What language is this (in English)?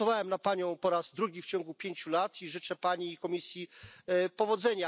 Polish